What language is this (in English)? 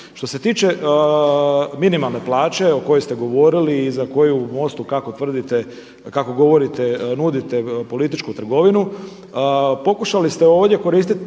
Croatian